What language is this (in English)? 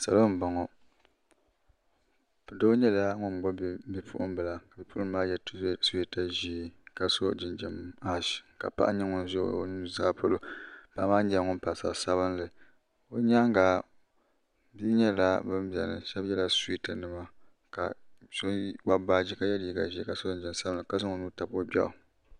Dagbani